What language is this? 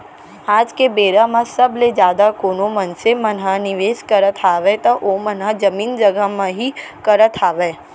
Chhattisgarhi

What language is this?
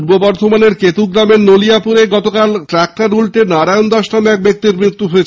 Bangla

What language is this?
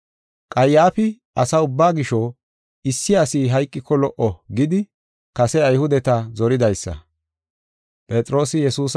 Gofa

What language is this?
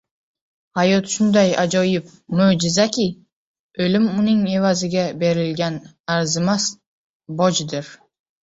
Uzbek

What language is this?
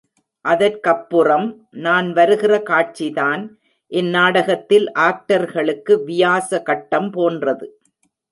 Tamil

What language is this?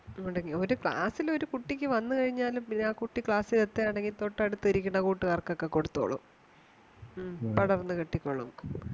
Malayalam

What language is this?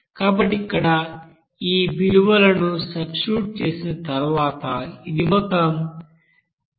Telugu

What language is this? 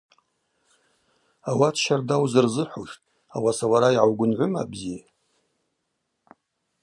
Abaza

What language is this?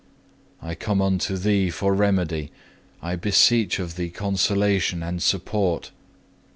English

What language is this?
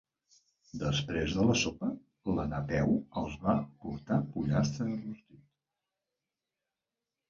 Catalan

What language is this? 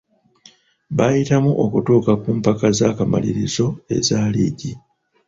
Ganda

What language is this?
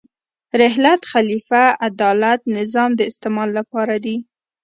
Pashto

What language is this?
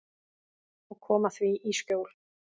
Icelandic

